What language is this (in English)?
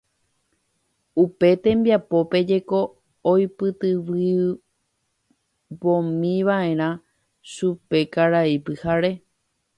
Guarani